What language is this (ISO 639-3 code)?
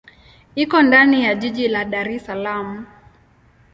swa